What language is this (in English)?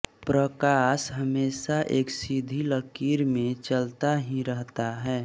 Hindi